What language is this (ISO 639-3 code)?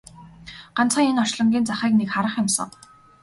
mon